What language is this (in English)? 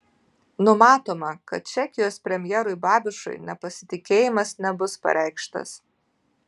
Lithuanian